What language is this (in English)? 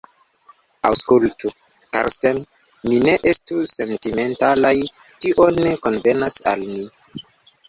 Esperanto